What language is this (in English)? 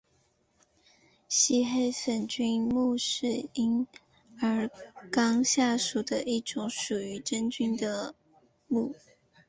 Chinese